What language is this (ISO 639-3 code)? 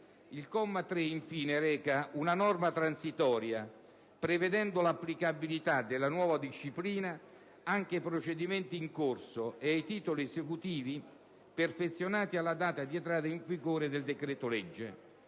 ita